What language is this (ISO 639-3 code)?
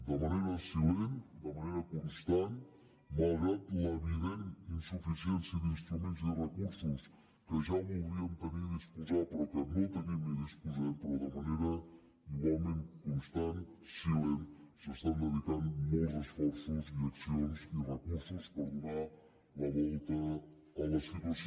cat